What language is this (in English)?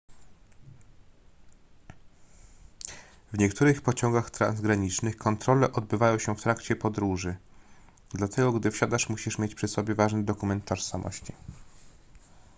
Polish